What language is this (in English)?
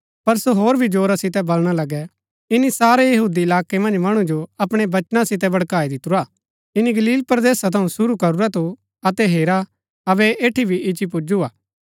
Gaddi